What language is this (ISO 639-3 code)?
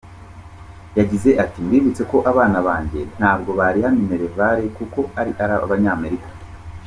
kin